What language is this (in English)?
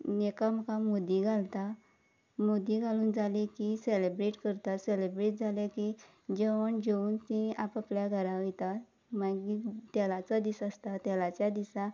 Konkani